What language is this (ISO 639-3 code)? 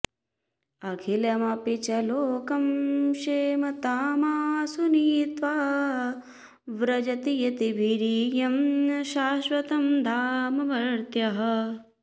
san